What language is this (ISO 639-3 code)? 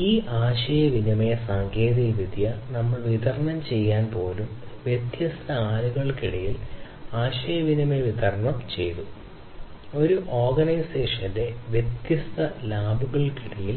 mal